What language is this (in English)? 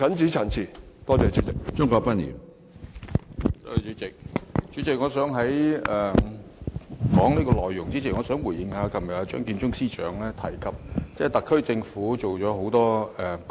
Cantonese